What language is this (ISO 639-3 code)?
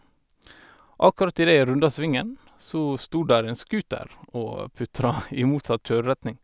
nor